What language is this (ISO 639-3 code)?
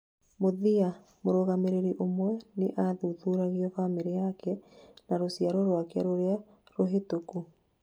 kik